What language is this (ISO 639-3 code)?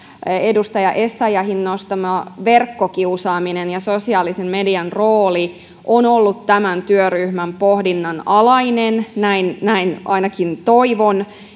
fin